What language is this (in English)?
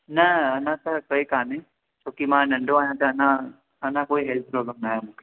Sindhi